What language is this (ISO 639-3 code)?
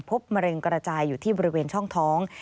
tha